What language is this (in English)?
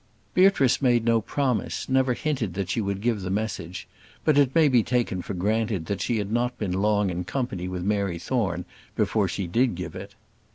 English